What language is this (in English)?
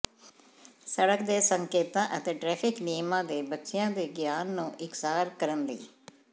Punjabi